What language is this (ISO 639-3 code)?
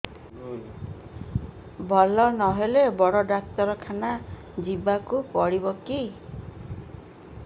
ori